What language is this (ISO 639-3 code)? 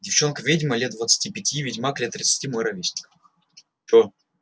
rus